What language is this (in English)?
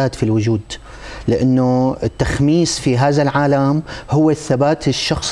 Arabic